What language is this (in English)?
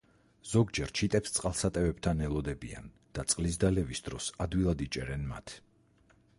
Georgian